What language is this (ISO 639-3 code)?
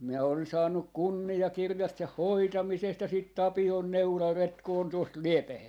fin